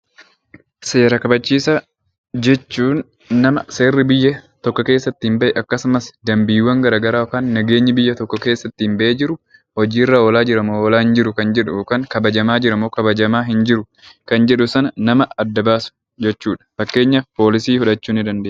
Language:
Oromo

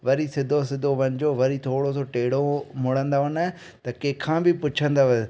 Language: Sindhi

